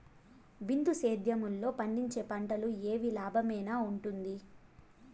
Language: Telugu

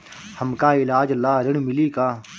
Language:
Bhojpuri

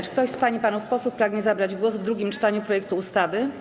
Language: Polish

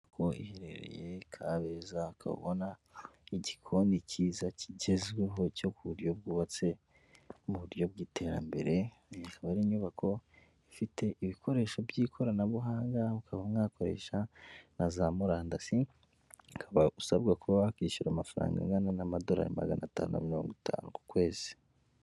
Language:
Kinyarwanda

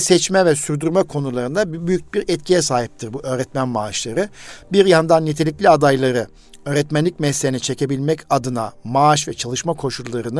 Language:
Turkish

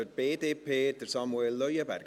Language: Swiss German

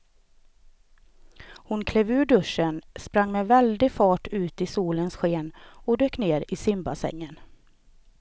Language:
Swedish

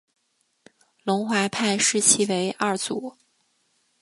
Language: Chinese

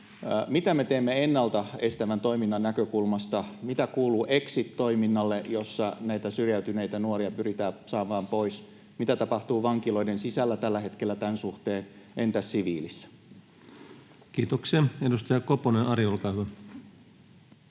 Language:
Finnish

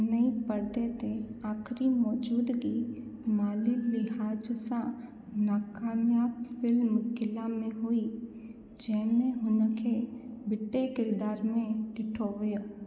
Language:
Sindhi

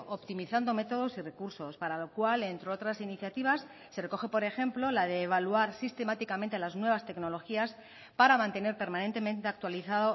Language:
Spanish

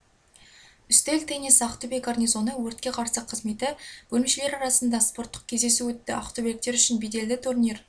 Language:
Kazakh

